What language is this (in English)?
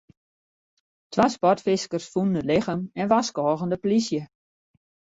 Western Frisian